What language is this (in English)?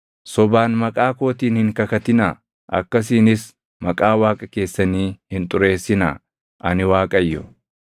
Oromo